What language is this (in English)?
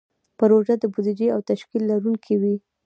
Pashto